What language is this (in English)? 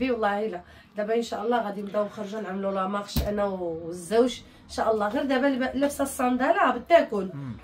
Arabic